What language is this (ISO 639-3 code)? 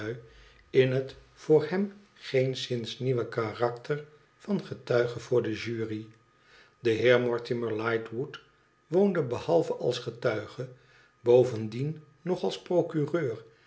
nld